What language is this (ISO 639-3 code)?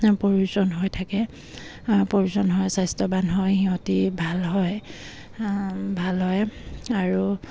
asm